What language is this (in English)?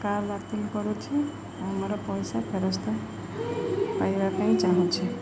Odia